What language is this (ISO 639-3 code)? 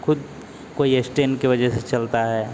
hin